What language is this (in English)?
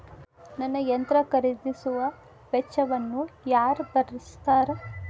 Kannada